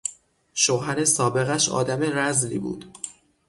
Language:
Persian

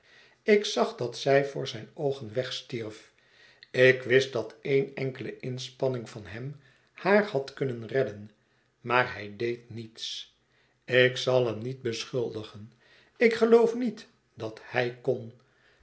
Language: Dutch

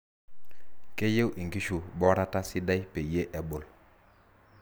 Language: Masai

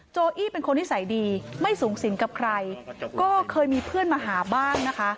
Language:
Thai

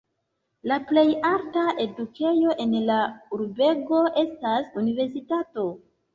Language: Esperanto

